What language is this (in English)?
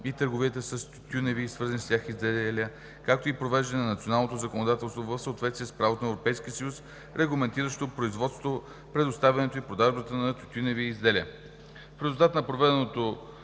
Bulgarian